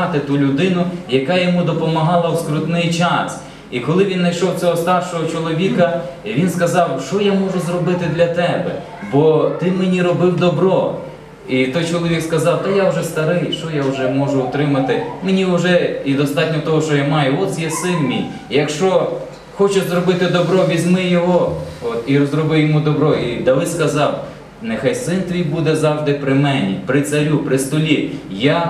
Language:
Ukrainian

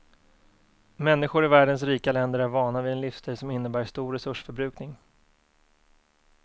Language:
Swedish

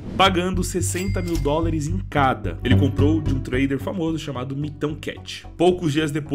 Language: Portuguese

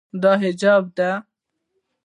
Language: Pashto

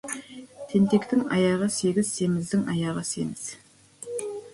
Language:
Kazakh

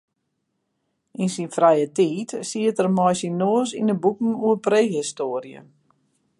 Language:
Western Frisian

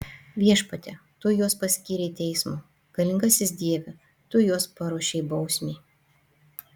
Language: Lithuanian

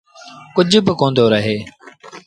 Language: Sindhi Bhil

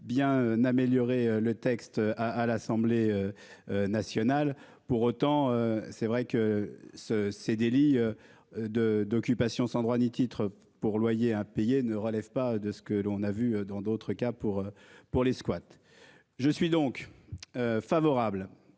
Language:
French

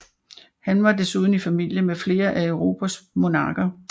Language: Danish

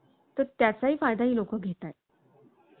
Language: Marathi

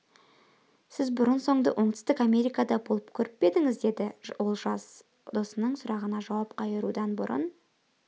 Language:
Kazakh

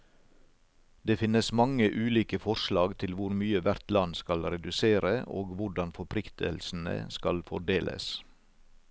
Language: Norwegian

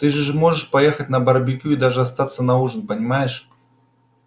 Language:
Russian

